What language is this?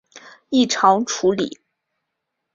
Chinese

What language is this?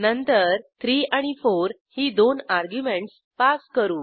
Marathi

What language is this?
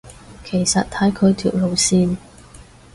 Cantonese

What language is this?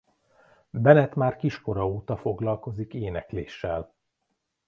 Hungarian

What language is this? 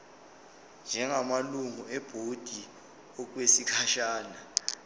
Zulu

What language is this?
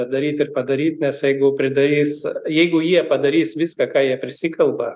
Lithuanian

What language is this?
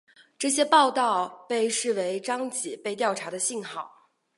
Chinese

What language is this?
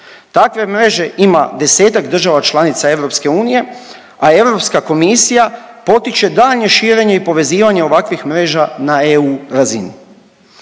Croatian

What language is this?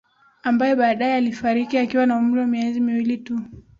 Swahili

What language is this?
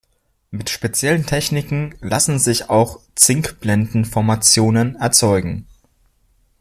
German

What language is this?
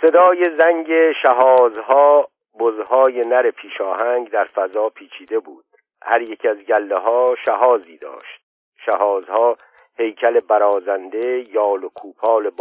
Persian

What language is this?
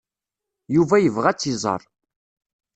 Kabyle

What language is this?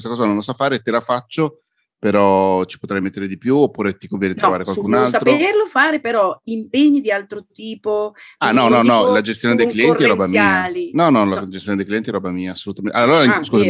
Italian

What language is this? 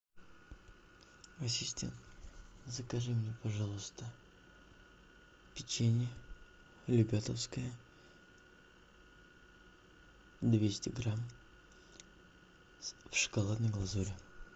Russian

